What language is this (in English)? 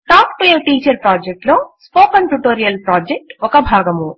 Telugu